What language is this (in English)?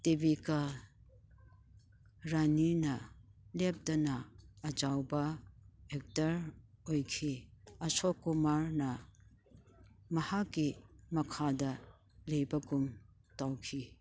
Manipuri